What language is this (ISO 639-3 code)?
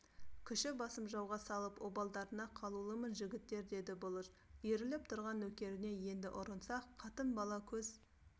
kaz